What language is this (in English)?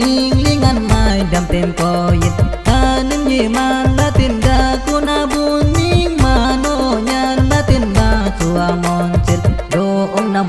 Indonesian